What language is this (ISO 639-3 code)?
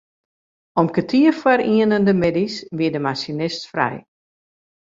fry